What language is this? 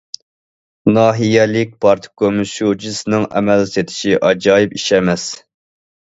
Uyghur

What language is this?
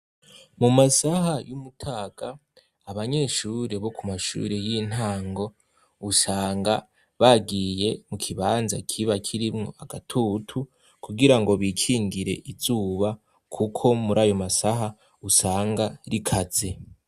Rundi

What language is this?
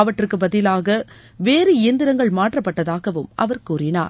Tamil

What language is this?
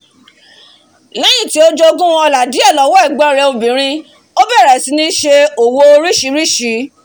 Yoruba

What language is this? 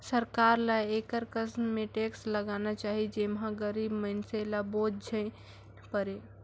Chhattisgarhi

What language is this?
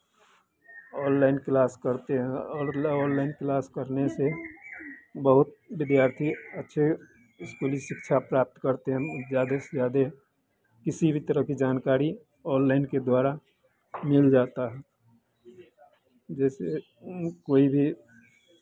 Hindi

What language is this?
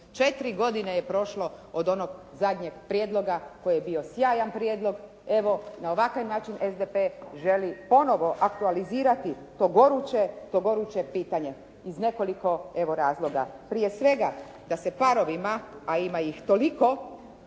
Croatian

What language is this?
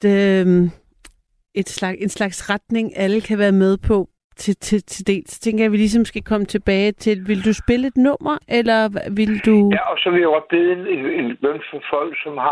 Danish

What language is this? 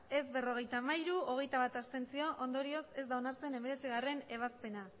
Basque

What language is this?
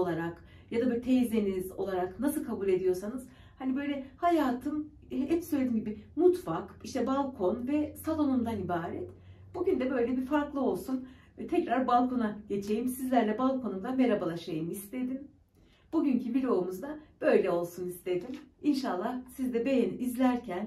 Turkish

